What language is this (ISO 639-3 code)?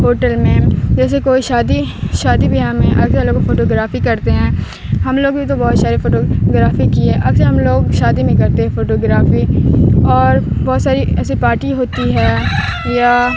urd